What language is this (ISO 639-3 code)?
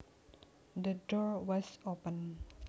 jav